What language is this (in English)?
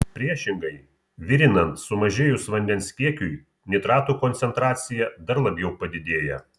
Lithuanian